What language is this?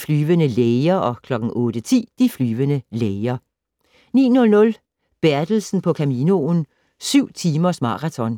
Danish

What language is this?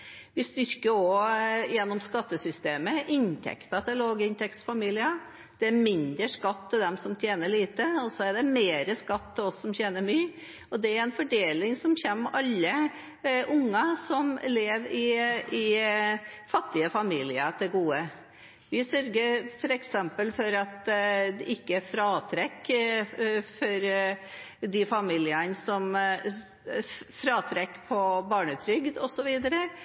Norwegian Bokmål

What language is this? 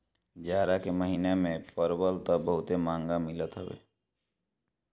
Bhojpuri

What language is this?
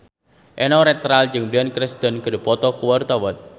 Sundanese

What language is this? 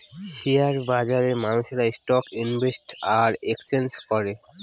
Bangla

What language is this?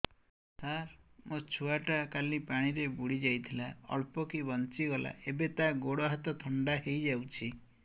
Odia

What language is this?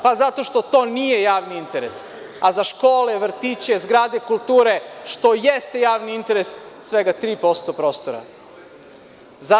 Serbian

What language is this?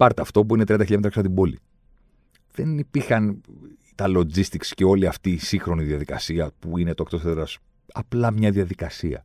Greek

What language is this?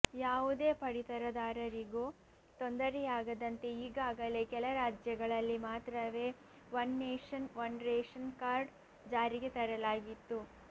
Kannada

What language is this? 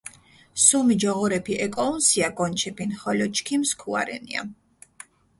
Mingrelian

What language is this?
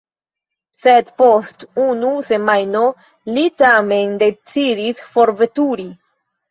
Esperanto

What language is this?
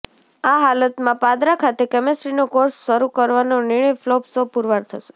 Gujarati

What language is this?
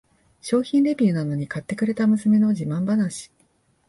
Japanese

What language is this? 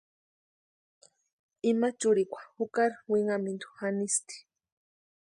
Western Highland Purepecha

